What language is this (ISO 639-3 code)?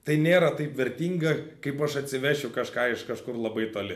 lit